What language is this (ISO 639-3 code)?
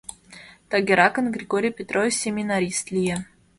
chm